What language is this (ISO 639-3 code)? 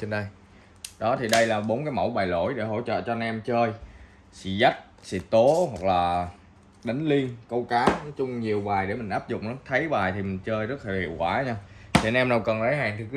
vie